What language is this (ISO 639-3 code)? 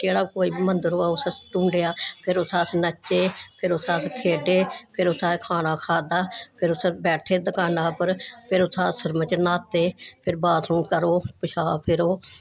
doi